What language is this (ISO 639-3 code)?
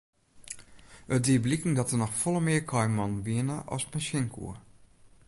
fry